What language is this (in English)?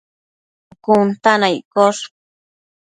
Matsés